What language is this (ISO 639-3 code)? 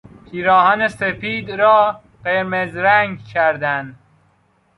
fas